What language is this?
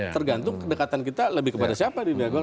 Indonesian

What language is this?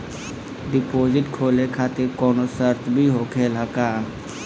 Bhojpuri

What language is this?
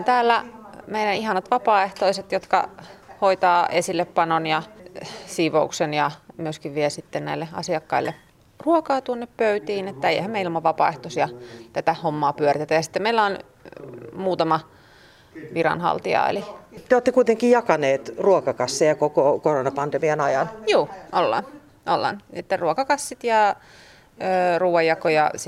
Finnish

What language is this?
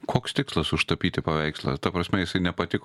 Lithuanian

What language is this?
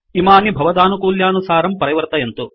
Sanskrit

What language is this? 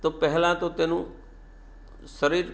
Gujarati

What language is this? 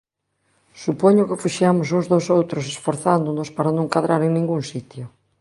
Galician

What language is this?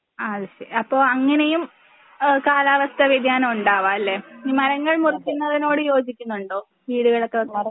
Malayalam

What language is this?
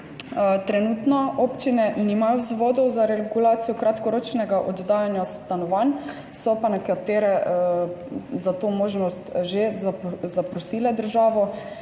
Slovenian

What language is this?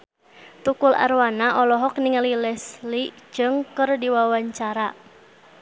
Sundanese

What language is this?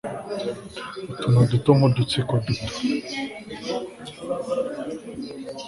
Kinyarwanda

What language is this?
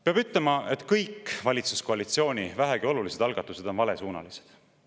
Estonian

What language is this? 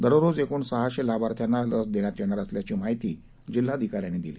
Marathi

